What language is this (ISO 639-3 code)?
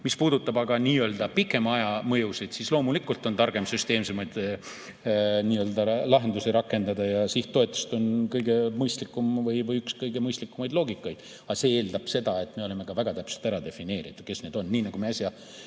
est